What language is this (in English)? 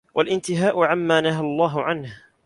Arabic